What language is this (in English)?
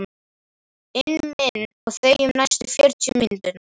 Icelandic